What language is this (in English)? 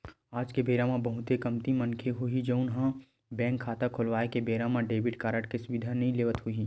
Chhattisgarhi